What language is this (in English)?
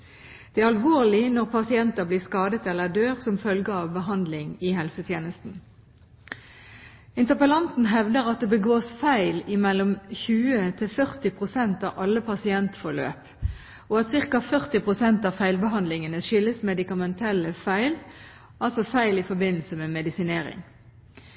Norwegian Bokmål